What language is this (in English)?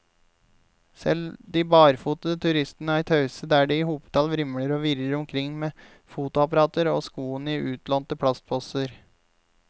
Norwegian